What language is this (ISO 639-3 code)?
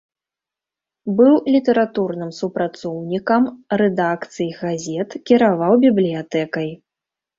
bel